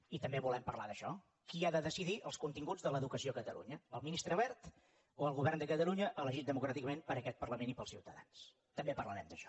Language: Catalan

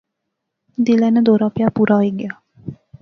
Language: Pahari-Potwari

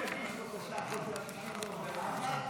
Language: Hebrew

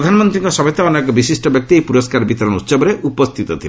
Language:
Odia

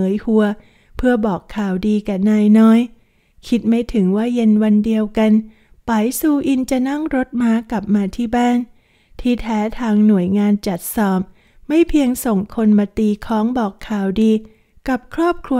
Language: Thai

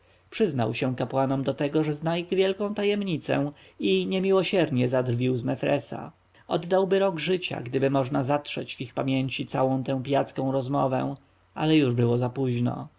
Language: Polish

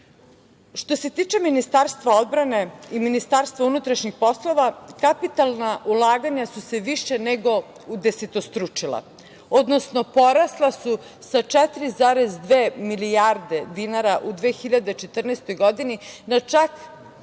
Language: Serbian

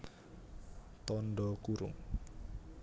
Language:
Javanese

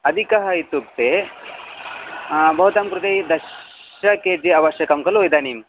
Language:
Sanskrit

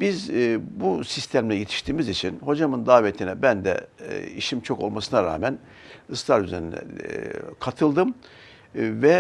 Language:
Turkish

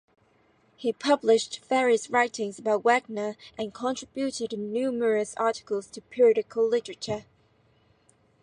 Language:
English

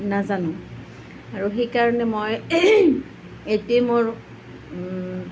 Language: Assamese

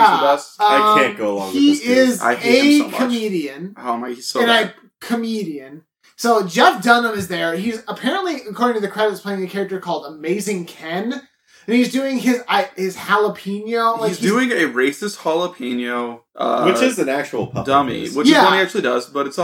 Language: English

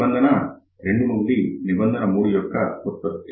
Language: Telugu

